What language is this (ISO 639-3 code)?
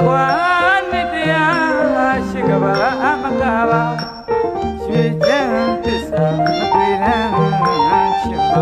ind